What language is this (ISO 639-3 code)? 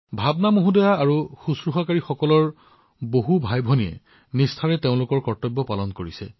asm